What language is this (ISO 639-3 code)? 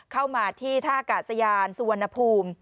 tha